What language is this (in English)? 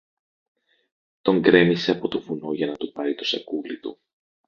Greek